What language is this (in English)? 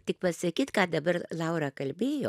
Lithuanian